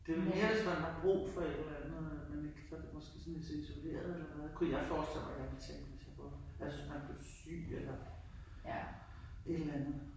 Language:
Danish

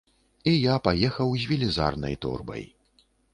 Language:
Belarusian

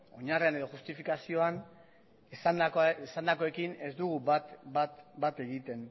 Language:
Basque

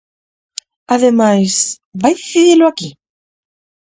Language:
Galician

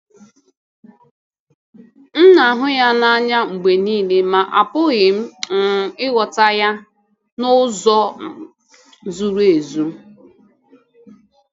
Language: Igbo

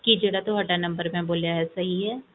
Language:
Punjabi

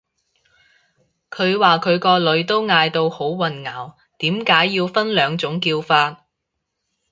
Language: Cantonese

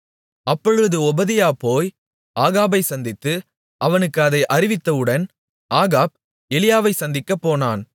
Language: Tamil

